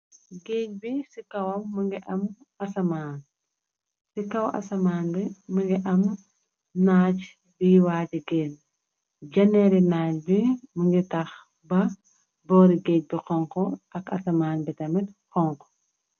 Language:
Wolof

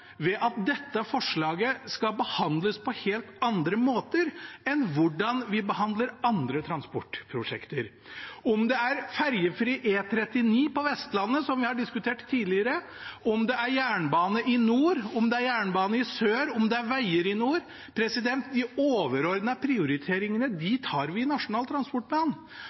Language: Norwegian Bokmål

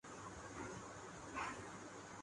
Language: Urdu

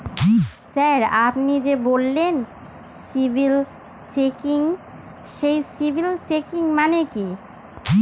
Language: Bangla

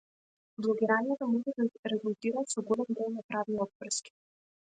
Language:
Macedonian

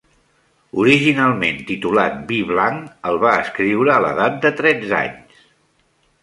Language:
Catalan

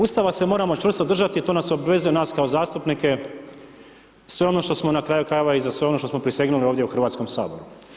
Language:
Croatian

